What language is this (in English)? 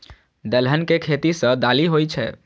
Maithili